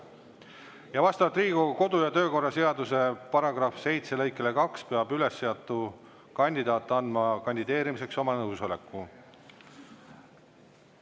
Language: Estonian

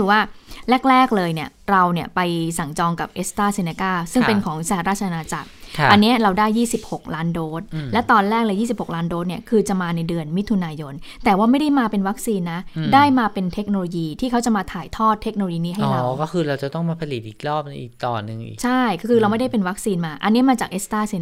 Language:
Thai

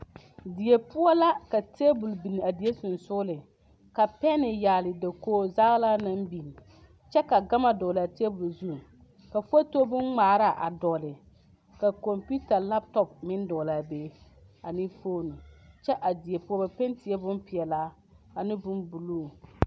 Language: Southern Dagaare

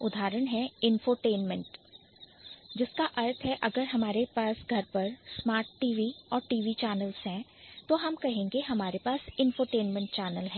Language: Hindi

